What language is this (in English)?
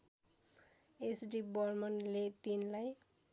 Nepali